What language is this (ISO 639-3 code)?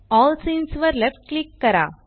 mar